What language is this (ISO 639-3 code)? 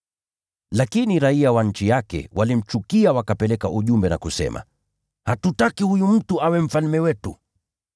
swa